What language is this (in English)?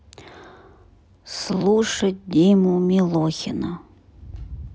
Russian